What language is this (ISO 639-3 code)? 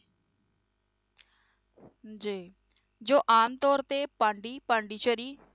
pan